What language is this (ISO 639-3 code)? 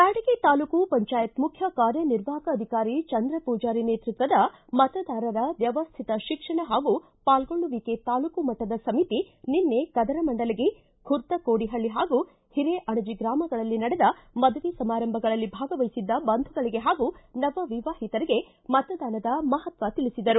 kan